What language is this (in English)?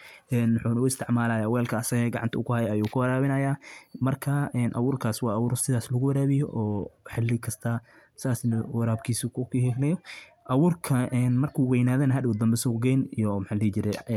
Somali